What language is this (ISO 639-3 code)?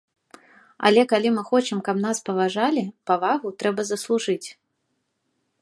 bel